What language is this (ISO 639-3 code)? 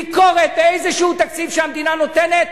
heb